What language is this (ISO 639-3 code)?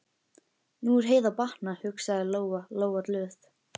isl